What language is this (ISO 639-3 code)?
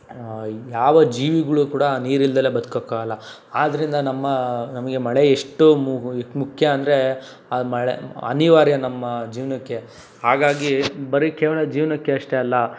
kan